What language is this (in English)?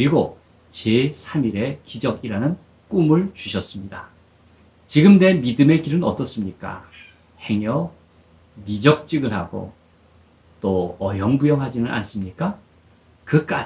Korean